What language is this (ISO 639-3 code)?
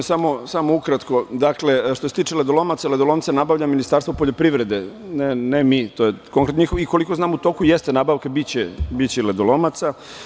srp